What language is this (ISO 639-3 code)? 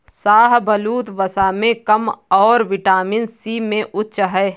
hin